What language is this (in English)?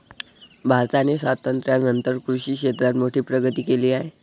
Marathi